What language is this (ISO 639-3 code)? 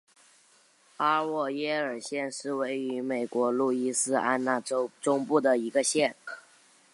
zho